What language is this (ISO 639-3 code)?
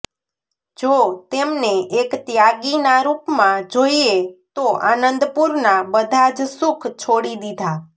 guj